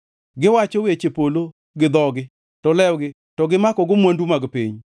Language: Luo (Kenya and Tanzania)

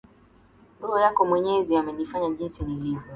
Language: Swahili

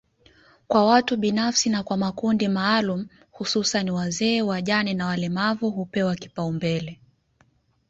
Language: Swahili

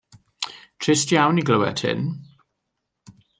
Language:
Welsh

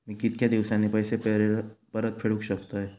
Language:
Marathi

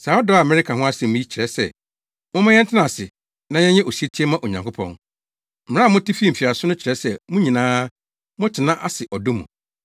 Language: Akan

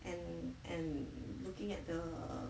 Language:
English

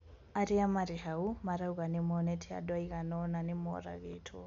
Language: Kikuyu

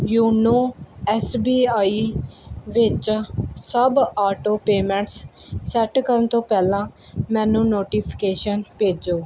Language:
Punjabi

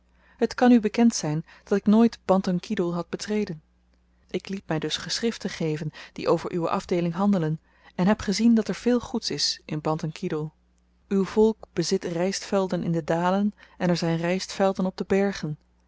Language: Dutch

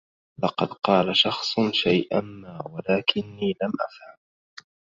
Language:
Arabic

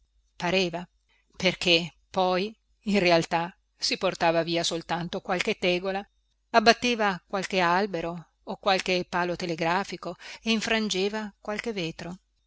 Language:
Italian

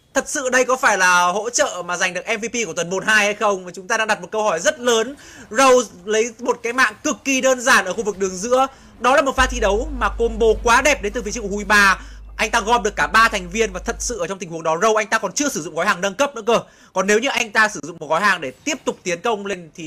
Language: Vietnamese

